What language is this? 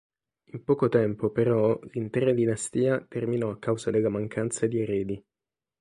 Italian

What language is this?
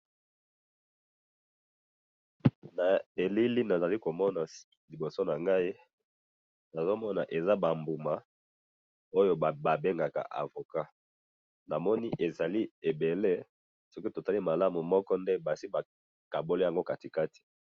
Lingala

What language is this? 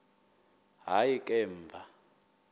Xhosa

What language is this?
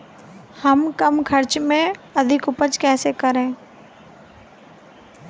Hindi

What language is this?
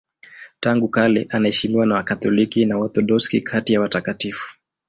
Swahili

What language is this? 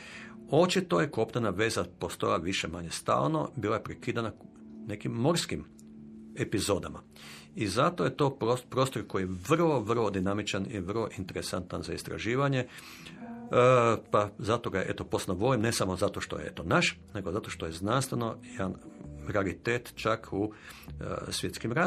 Croatian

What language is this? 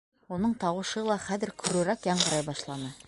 Bashkir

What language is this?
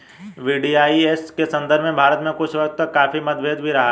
Hindi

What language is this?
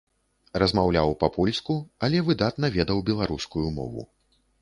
Belarusian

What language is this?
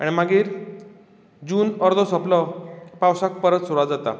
Konkani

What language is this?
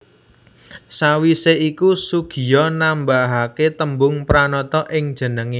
Javanese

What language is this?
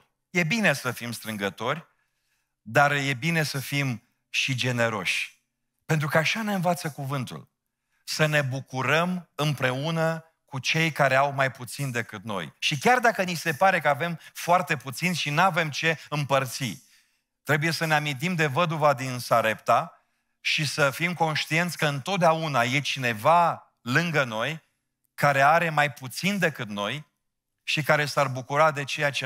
Romanian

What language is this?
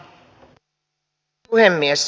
Finnish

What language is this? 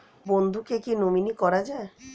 Bangla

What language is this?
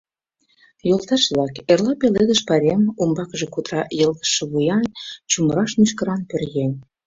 Mari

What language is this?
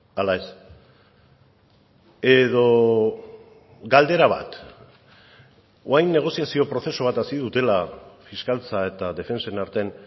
Basque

